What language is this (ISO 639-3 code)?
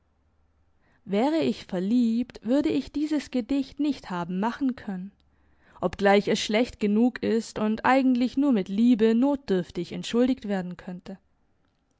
deu